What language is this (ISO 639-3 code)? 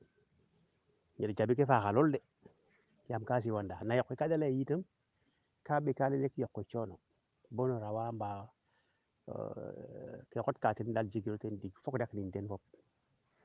srr